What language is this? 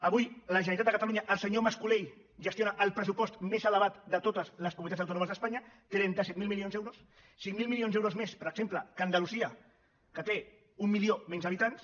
Catalan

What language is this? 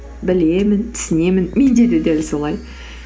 Kazakh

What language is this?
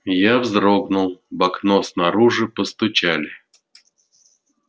Russian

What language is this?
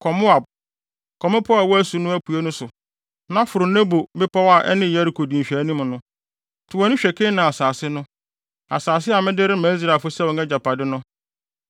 Akan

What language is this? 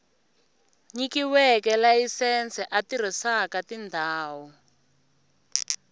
Tsonga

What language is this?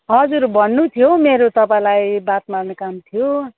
Nepali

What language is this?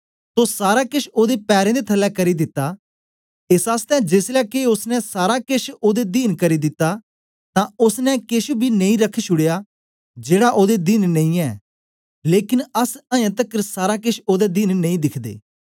Dogri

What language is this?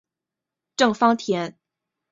Chinese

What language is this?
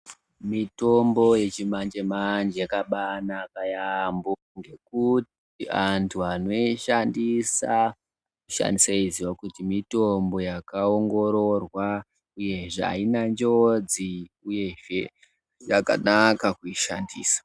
Ndau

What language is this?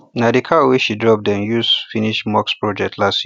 Nigerian Pidgin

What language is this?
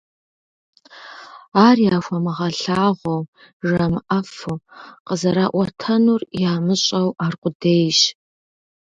Kabardian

